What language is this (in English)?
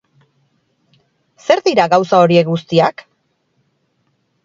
Basque